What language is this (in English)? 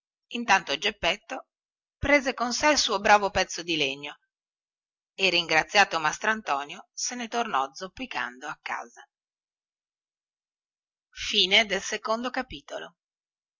Italian